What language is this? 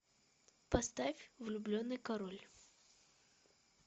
Russian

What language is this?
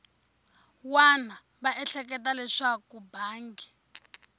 Tsonga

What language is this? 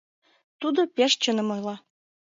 Mari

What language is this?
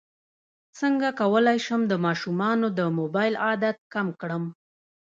Pashto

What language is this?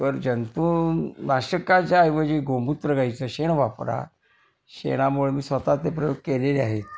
Marathi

